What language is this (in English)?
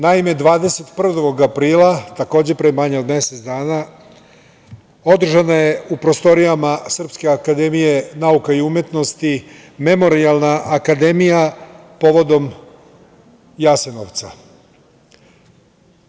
Serbian